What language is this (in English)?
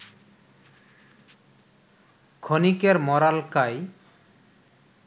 Bangla